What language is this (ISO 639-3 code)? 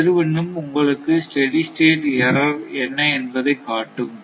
tam